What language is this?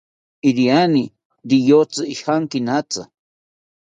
South Ucayali Ashéninka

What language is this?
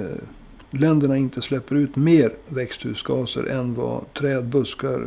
Swedish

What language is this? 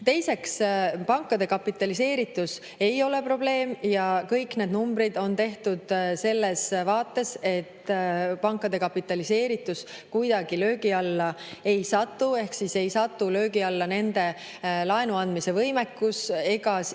Estonian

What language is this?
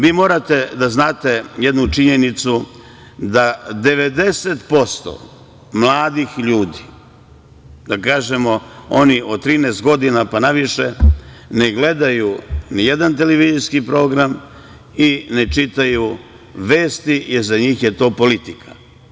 Serbian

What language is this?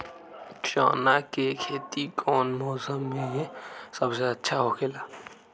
Magahi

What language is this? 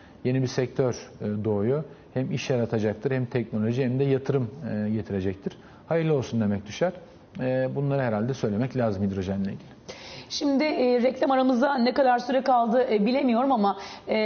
Turkish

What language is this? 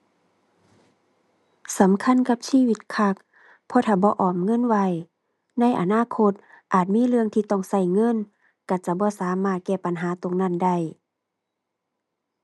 Thai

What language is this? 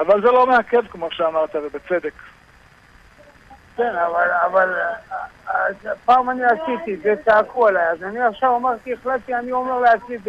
Hebrew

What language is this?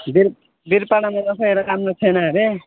Nepali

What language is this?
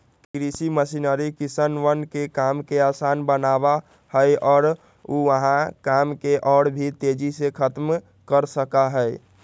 Magahi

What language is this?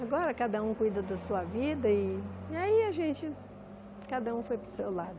Portuguese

